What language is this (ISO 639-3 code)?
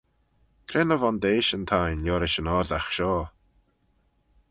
glv